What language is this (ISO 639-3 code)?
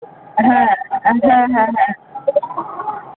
ben